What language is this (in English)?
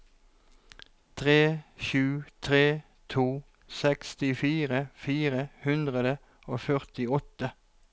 Norwegian